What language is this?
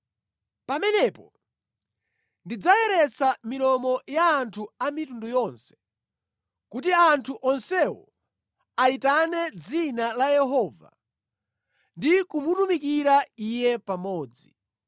Nyanja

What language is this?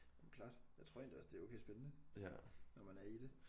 Danish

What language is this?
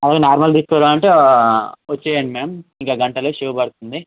Telugu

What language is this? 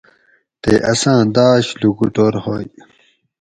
Gawri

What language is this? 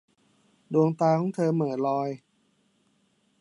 Thai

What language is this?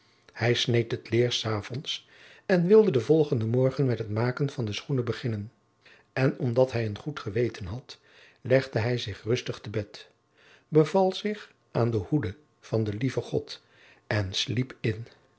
Dutch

